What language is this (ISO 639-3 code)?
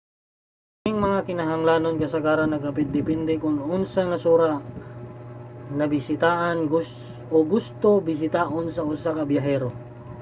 ceb